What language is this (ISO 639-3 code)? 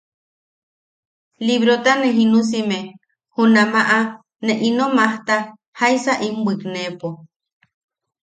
yaq